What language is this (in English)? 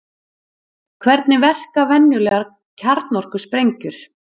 Icelandic